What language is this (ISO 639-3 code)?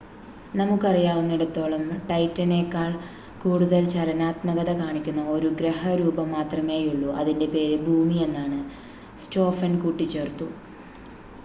mal